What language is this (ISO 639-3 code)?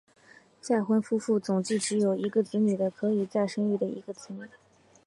zho